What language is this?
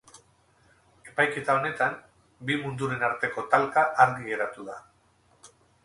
Basque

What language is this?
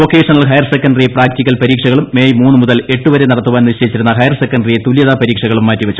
Malayalam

